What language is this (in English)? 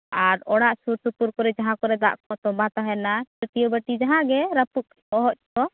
Santali